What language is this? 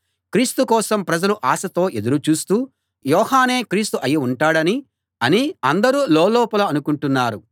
Telugu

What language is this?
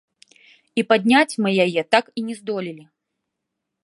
Belarusian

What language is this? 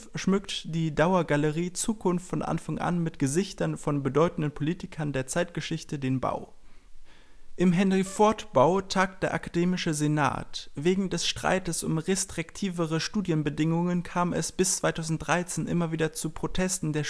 German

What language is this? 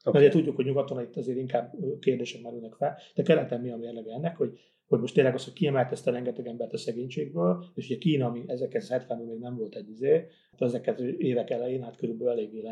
Hungarian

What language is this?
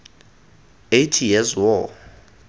Tswana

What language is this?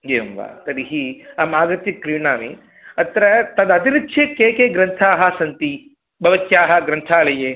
Sanskrit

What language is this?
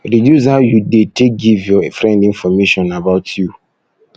Nigerian Pidgin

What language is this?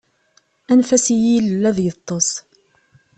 Kabyle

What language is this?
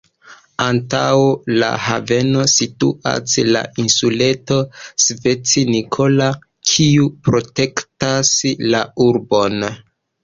Esperanto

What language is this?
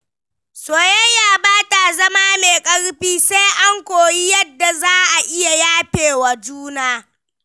Hausa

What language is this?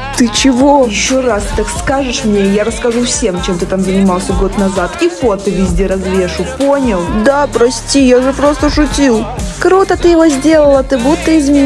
Russian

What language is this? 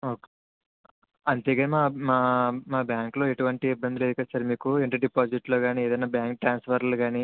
Telugu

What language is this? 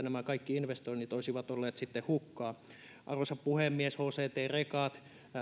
Finnish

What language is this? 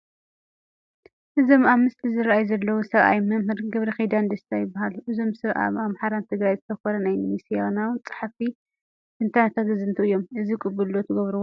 Tigrinya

